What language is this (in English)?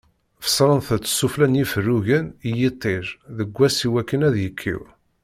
Kabyle